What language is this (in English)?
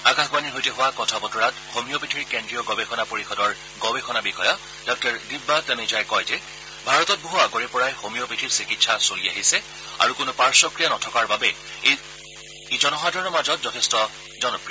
Assamese